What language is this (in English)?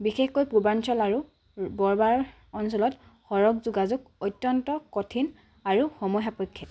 Assamese